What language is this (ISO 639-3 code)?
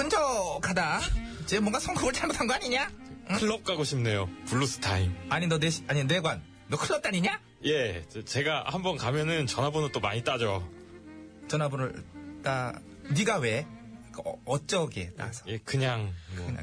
kor